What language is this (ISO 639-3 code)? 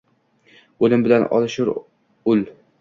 uzb